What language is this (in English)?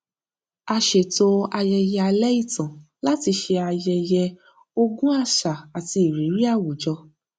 Yoruba